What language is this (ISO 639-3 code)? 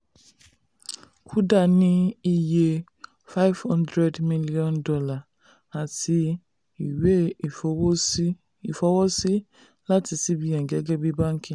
yor